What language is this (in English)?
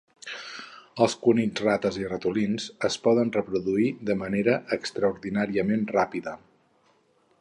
Catalan